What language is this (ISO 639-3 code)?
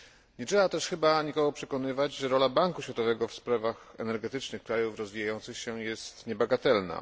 pol